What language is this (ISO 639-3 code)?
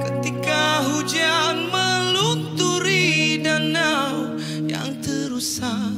msa